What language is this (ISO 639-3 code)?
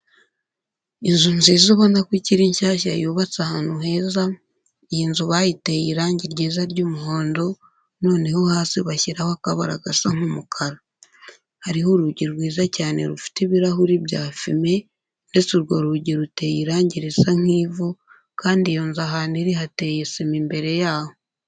kin